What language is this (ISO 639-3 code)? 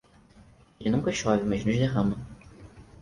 por